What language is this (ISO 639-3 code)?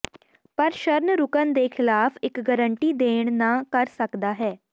pan